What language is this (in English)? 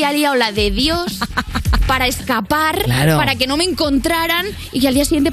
Spanish